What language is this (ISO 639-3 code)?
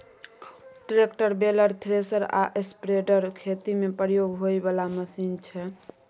mai